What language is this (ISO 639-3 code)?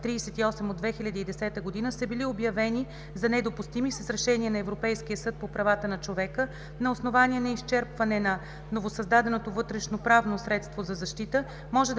bul